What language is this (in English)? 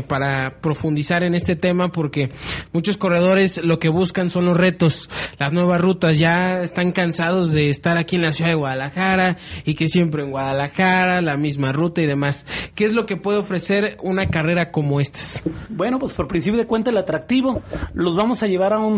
Spanish